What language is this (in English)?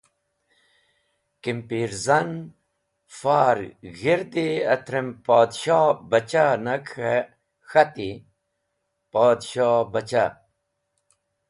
Wakhi